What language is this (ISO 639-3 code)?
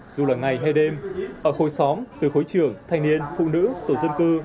vie